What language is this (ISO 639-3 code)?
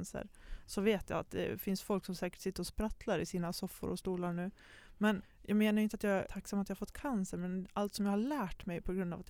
swe